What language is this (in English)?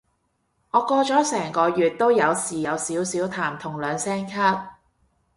Cantonese